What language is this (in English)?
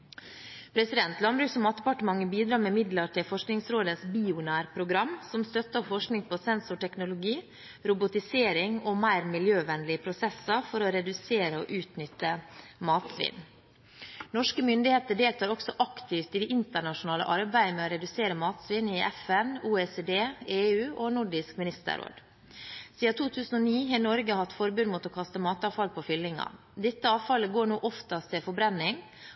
Norwegian Bokmål